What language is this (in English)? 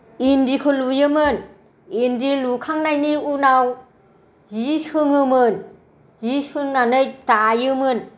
Bodo